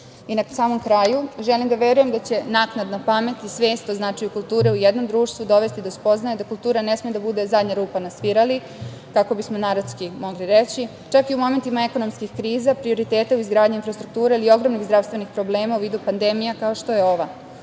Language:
Serbian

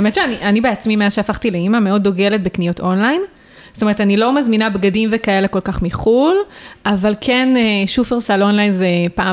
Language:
Hebrew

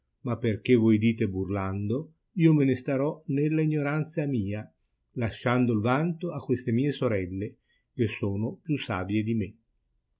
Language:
Italian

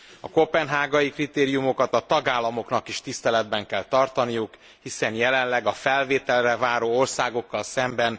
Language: Hungarian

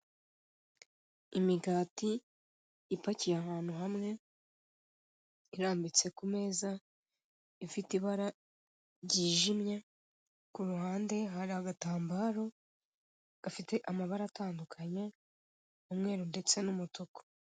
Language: Kinyarwanda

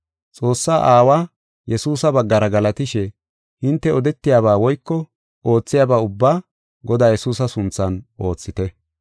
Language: Gofa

